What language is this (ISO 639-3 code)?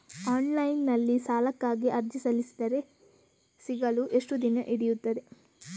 kan